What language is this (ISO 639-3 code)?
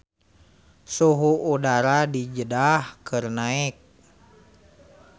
sun